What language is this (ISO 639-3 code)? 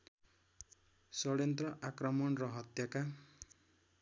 nep